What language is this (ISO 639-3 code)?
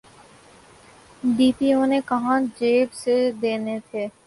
urd